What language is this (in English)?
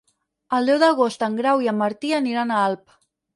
Catalan